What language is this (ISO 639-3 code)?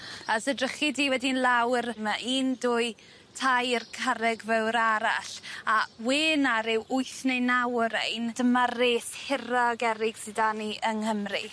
cym